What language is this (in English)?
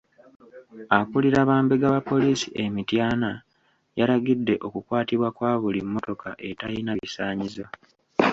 Ganda